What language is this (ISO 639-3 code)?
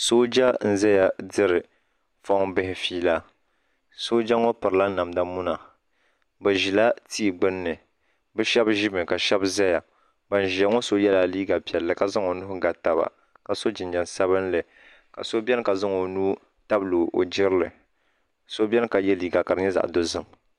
dag